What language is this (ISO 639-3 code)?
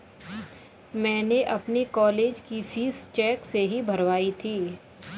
hin